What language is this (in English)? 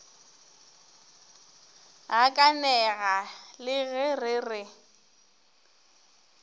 Northern Sotho